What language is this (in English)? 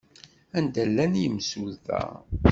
Kabyle